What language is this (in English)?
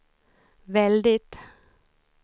Swedish